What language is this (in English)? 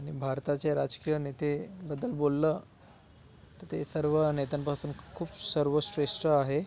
Marathi